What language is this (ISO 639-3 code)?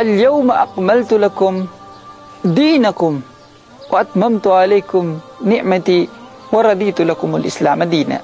fil